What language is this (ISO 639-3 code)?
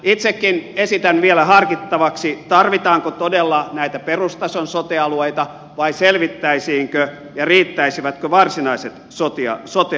fin